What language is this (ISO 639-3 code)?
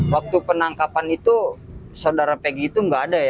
ind